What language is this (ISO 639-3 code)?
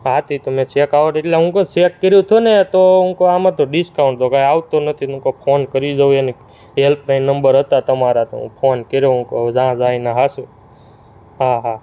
guj